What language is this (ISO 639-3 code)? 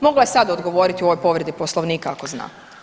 hrv